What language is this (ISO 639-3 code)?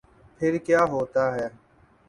urd